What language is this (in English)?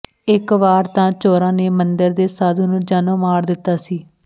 Punjabi